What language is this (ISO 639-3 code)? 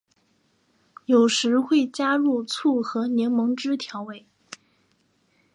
zho